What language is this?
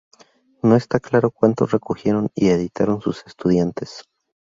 Spanish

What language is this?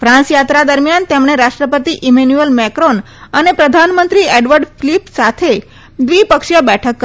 Gujarati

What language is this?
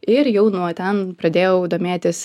Lithuanian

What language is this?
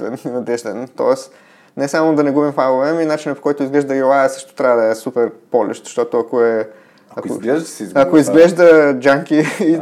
Bulgarian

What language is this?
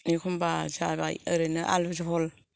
Bodo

